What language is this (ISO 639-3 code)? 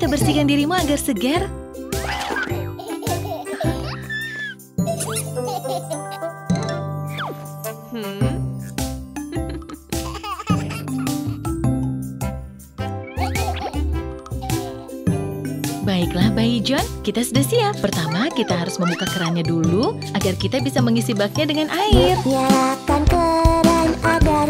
ind